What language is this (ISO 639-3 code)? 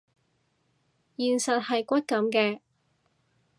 yue